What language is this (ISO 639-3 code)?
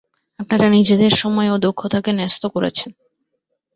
ben